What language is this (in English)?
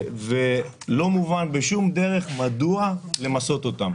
Hebrew